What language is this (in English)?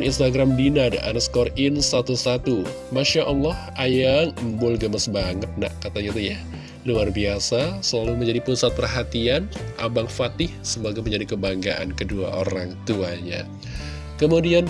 Indonesian